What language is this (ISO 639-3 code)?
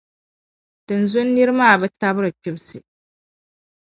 dag